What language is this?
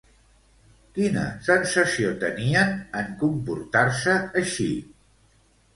Catalan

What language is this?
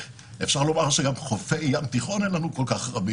Hebrew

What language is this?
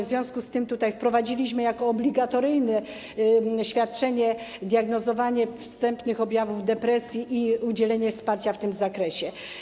Polish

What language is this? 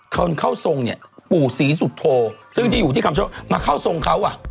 Thai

